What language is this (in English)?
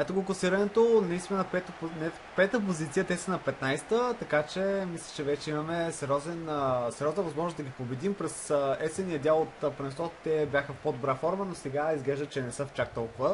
Bulgarian